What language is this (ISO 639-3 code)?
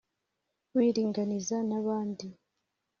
kin